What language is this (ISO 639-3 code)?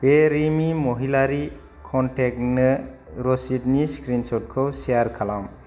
brx